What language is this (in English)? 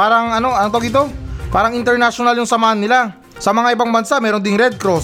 Filipino